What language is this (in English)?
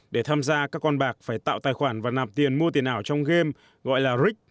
Vietnamese